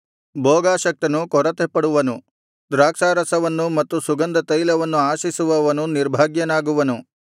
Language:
Kannada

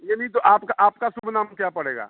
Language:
Hindi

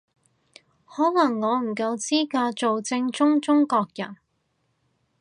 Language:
Cantonese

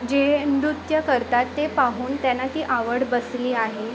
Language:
Marathi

